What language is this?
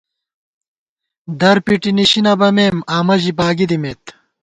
Gawar-Bati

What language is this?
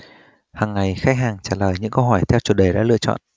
Vietnamese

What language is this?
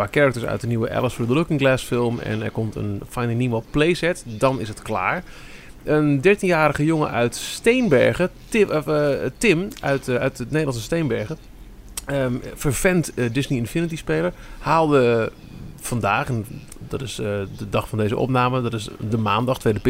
Dutch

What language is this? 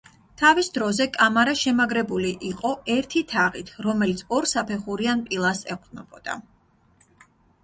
Georgian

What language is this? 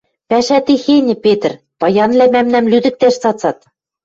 Western Mari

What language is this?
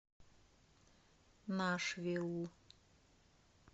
Russian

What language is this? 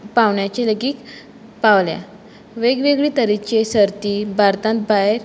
Konkani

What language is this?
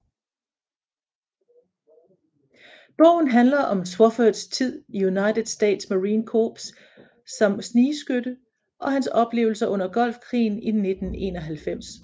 Danish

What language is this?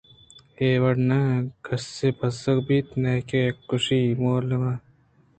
Eastern Balochi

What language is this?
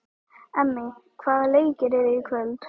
Icelandic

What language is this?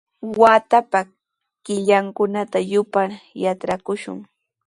Sihuas Ancash Quechua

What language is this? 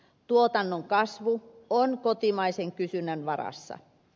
Finnish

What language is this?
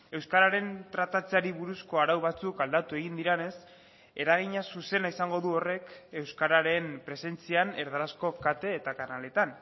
Basque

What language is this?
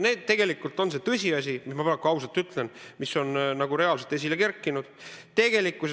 Estonian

